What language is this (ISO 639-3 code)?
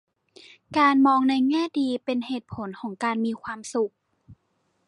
tha